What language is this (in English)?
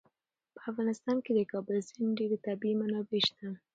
Pashto